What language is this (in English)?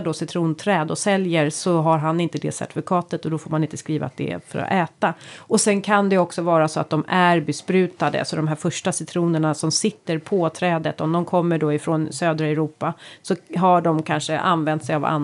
Swedish